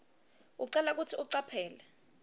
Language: Swati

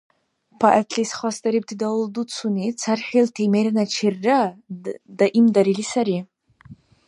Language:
Dargwa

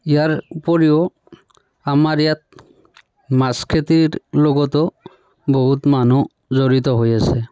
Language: Assamese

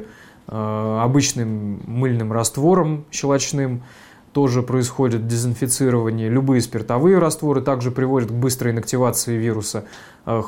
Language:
Russian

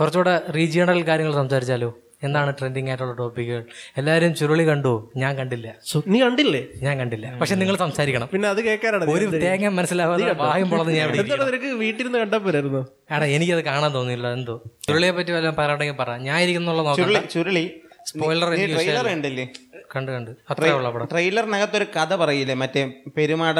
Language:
Malayalam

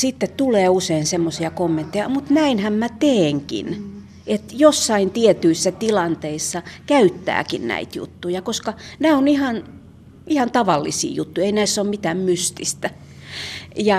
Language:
Finnish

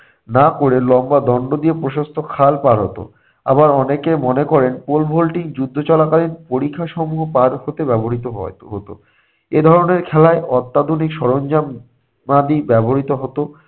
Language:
Bangla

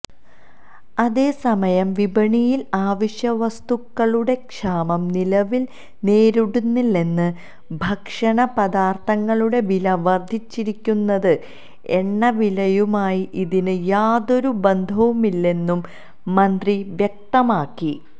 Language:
Malayalam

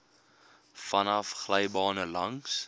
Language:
Afrikaans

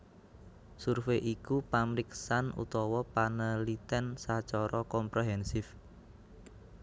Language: Javanese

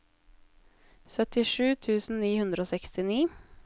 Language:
Norwegian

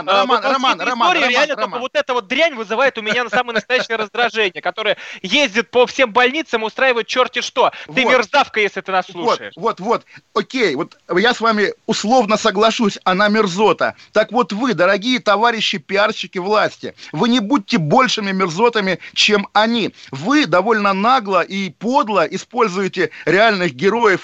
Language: Russian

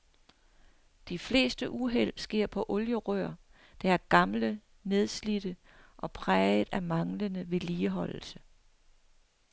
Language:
Danish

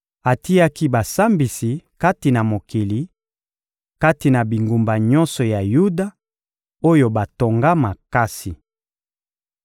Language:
Lingala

